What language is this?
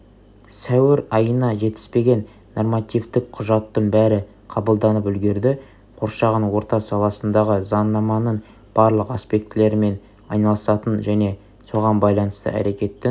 Kazakh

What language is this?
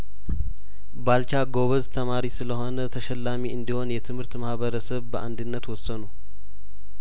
Amharic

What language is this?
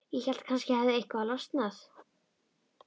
Icelandic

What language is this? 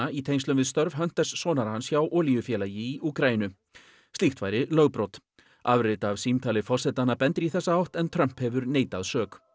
Icelandic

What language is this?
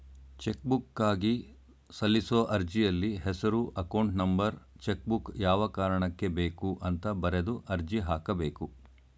Kannada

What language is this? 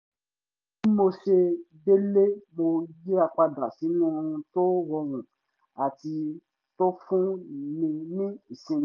Yoruba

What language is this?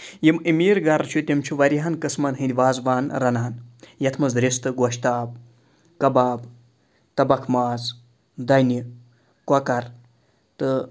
Kashmiri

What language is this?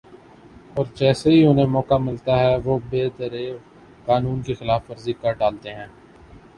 Urdu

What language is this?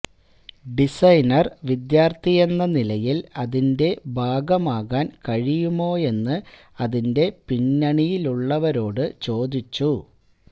Malayalam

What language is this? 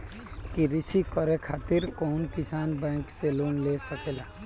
Bhojpuri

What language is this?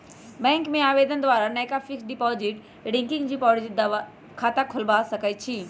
Magahi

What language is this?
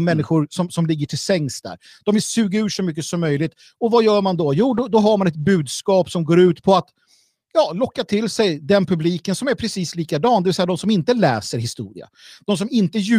Swedish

